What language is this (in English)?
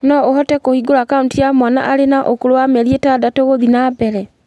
Kikuyu